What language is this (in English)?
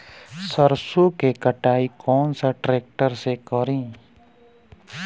Bhojpuri